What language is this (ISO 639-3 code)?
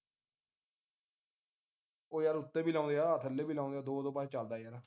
pan